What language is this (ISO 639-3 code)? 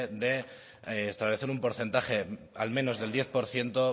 spa